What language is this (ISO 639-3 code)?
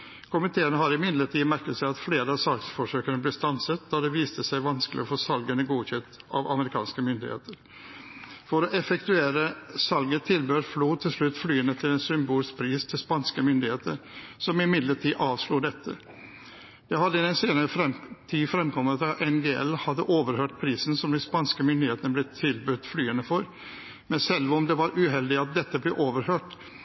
nob